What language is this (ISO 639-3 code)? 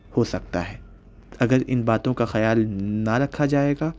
urd